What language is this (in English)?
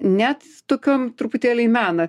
Lithuanian